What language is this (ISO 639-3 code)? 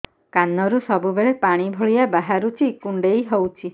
ori